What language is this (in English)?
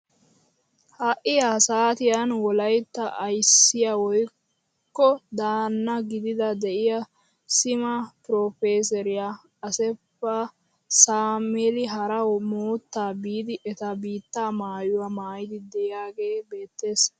Wolaytta